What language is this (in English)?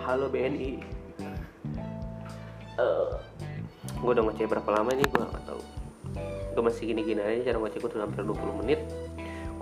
Indonesian